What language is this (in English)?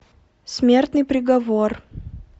Russian